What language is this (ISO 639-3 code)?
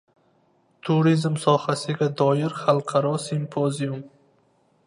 uzb